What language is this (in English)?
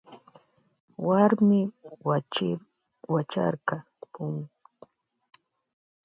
Loja Highland Quichua